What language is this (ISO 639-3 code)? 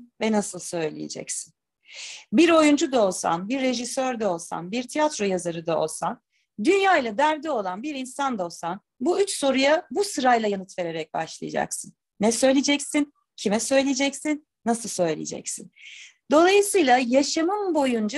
tur